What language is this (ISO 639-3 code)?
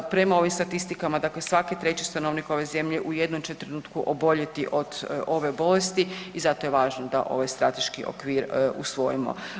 hrv